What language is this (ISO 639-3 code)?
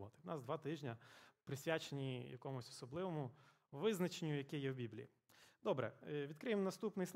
ukr